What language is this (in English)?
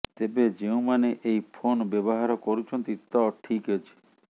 Odia